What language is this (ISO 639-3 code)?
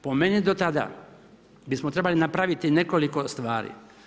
hrv